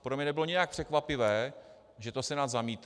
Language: Czech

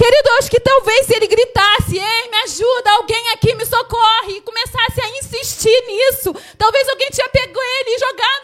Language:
Portuguese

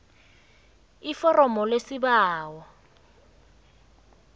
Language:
South Ndebele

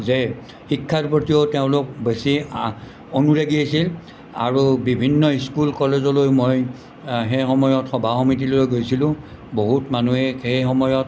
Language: Assamese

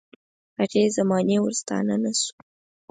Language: Pashto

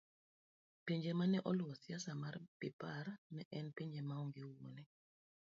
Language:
Luo (Kenya and Tanzania)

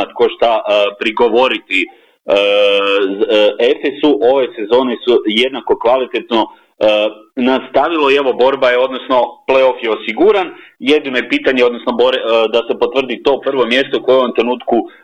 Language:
Croatian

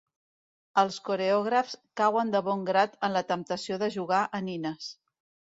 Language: Catalan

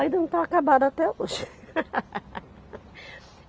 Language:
Portuguese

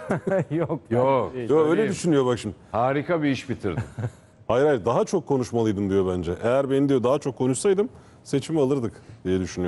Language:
Turkish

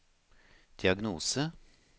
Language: Norwegian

